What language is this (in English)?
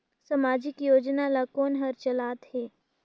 Chhattisgarhi